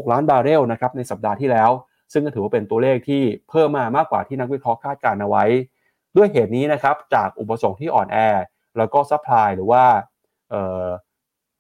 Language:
Thai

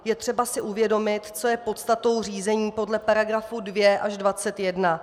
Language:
Czech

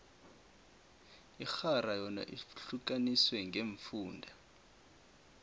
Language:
South Ndebele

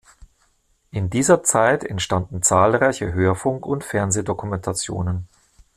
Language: German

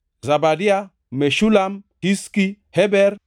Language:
Luo (Kenya and Tanzania)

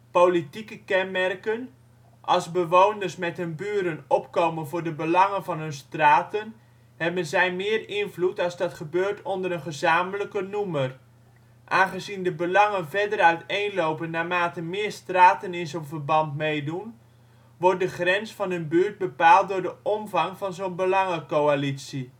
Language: Dutch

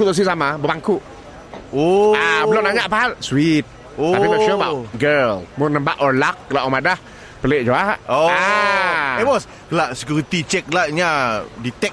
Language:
Malay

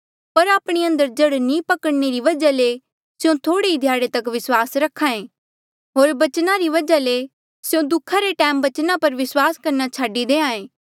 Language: Mandeali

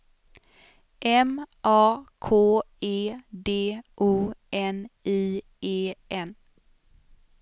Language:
Swedish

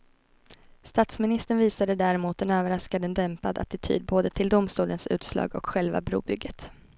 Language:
Swedish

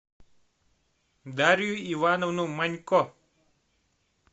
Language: Russian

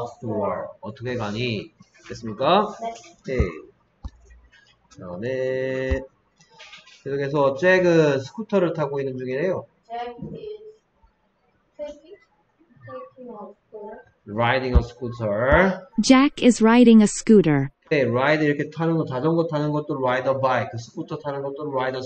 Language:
Korean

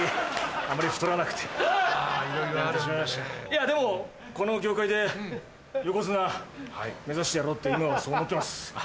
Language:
Japanese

